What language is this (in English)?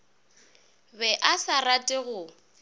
Northern Sotho